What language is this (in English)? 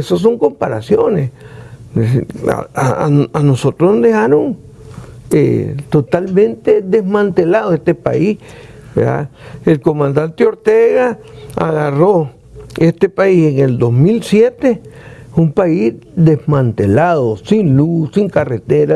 Spanish